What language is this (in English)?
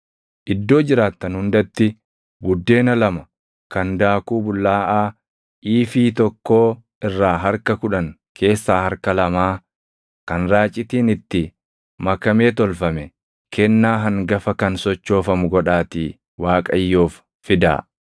Oromo